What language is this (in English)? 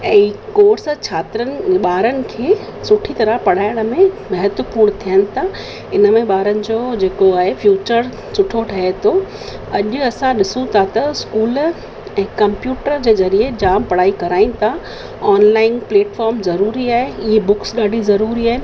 Sindhi